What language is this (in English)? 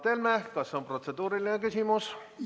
Estonian